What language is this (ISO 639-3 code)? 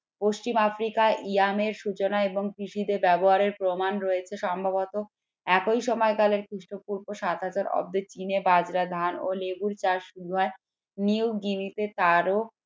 ben